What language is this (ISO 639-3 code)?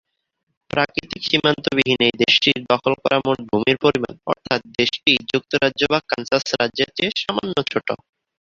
ben